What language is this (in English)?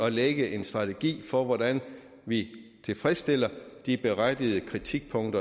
Danish